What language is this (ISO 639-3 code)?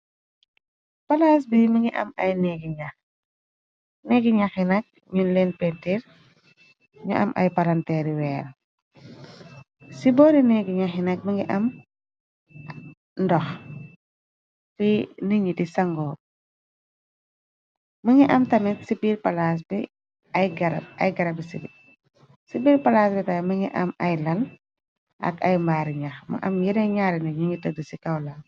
wol